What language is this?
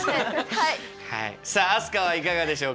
Japanese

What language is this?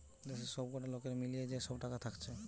Bangla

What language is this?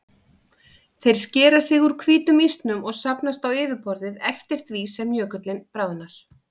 Icelandic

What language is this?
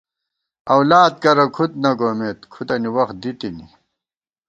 Gawar-Bati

